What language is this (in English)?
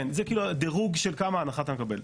Hebrew